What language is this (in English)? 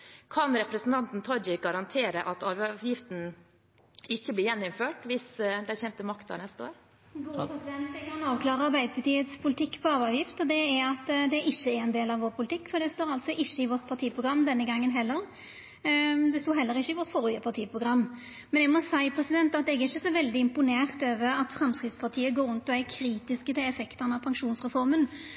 Norwegian